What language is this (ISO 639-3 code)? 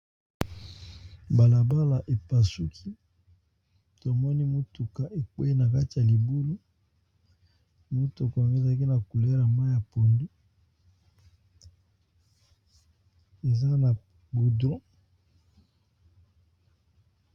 lin